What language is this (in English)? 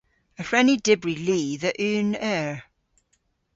Cornish